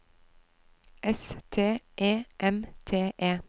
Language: Norwegian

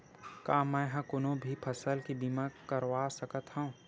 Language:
Chhattisgarhi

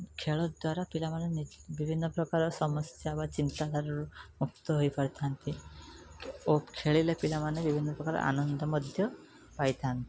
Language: Odia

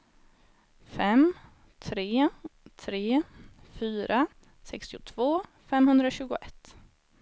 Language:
Swedish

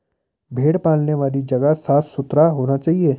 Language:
Hindi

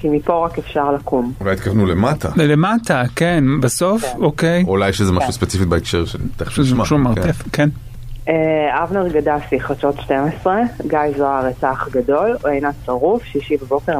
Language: Hebrew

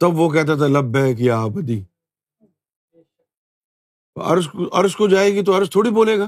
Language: Urdu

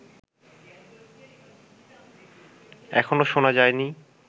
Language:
Bangla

